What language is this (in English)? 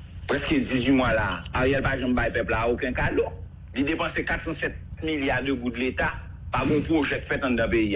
French